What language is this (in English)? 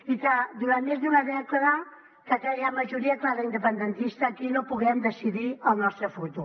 Catalan